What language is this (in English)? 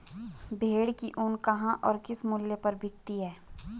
Hindi